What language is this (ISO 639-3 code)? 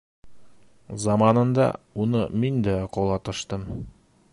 bak